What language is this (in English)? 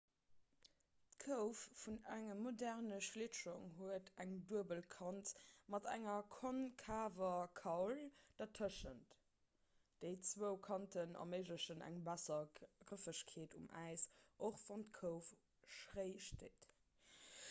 Luxembourgish